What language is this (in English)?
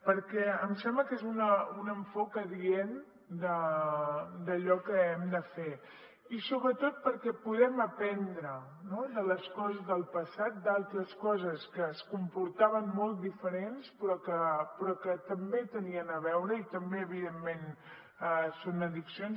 Catalan